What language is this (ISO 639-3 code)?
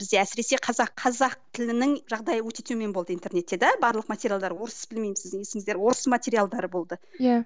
kaz